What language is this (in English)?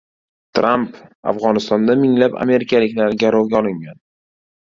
Uzbek